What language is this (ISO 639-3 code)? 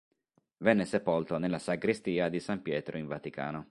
ita